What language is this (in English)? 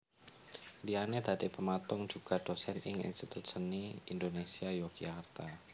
Javanese